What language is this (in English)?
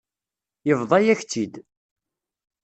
Kabyle